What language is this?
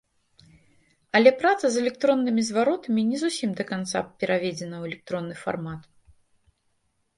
Belarusian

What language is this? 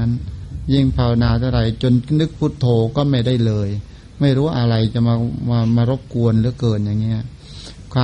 Thai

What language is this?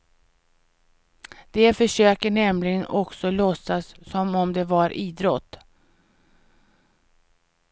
Swedish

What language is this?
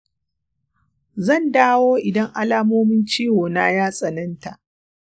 Hausa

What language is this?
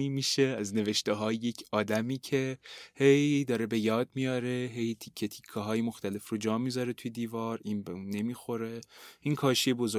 Persian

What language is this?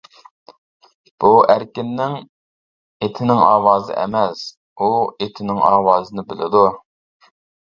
Uyghur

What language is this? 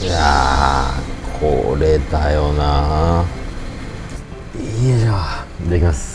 Japanese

